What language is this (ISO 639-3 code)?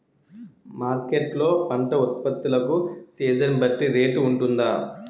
tel